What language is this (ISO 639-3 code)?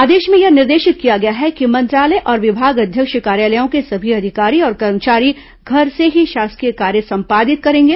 hin